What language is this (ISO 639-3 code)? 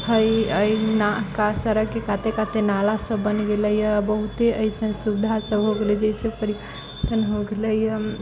mai